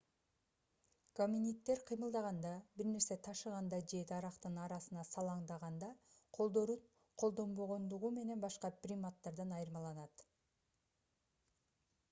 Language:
Kyrgyz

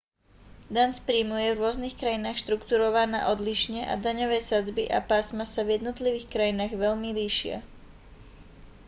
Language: Slovak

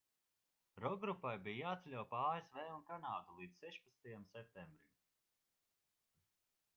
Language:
Latvian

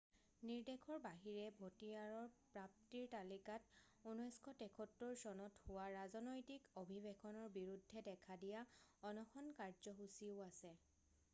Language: Assamese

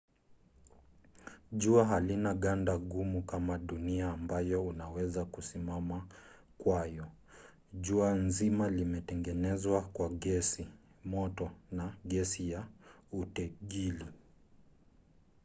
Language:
Swahili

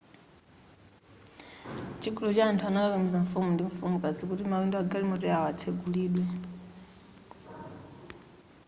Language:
Nyanja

